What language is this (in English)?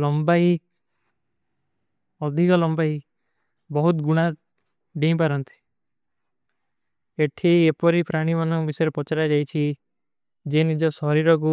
Kui (India)